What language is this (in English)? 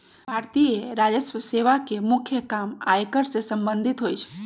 Magahi